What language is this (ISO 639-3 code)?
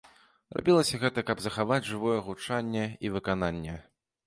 bel